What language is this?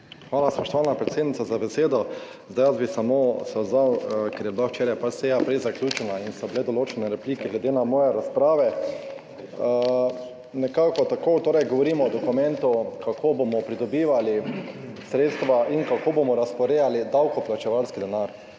Slovenian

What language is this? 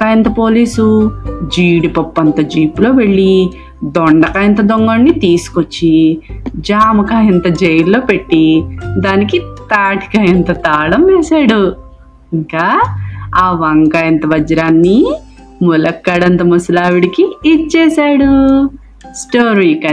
Telugu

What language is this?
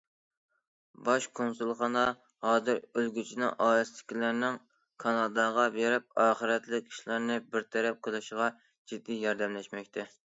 Uyghur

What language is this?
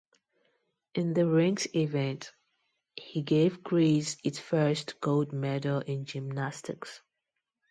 English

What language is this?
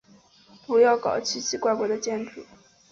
Chinese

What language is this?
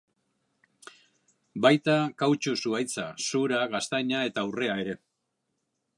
Basque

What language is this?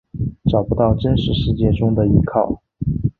Chinese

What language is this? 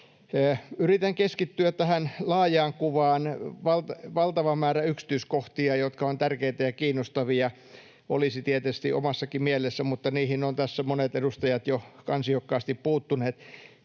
Finnish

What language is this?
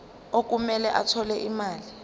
Zulu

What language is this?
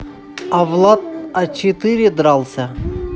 Russian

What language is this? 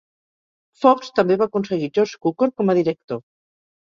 Catalan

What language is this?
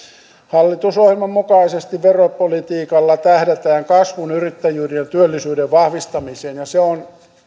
Finnish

